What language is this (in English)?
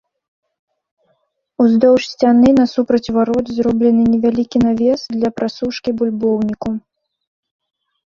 Belarusian